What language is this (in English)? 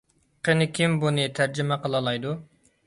Uyghur